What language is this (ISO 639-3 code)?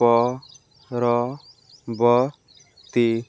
ori